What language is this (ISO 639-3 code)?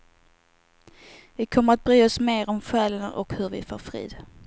swe